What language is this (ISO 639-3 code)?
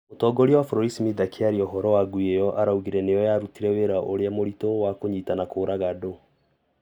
kik